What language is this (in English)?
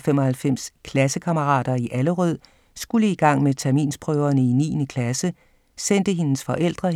Danish